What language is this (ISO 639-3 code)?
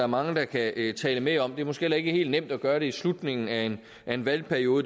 dan